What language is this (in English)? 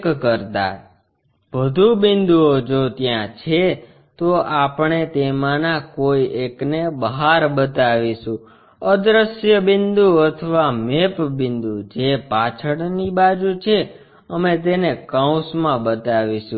Gujarati